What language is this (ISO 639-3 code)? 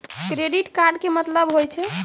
mai